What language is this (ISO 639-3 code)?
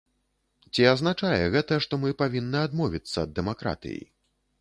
bel